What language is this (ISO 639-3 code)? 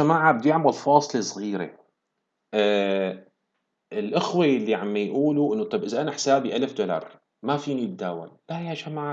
ara